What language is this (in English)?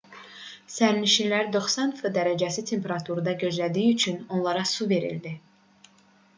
Azerbaijani